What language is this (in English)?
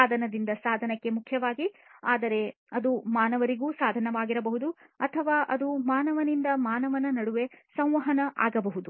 Kannada